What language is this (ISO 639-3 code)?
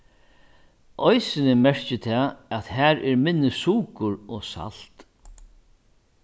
fao